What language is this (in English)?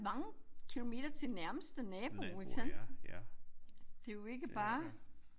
Danish